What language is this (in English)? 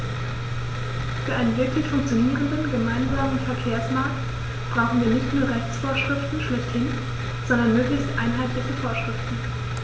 German